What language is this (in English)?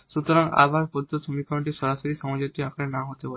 Bangla